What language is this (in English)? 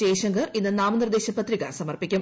Malayalam